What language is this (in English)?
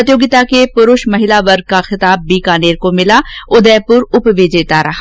Hindi